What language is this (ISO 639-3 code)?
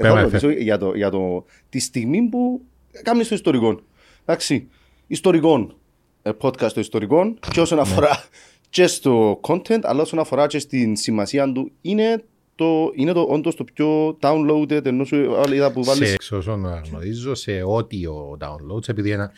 ell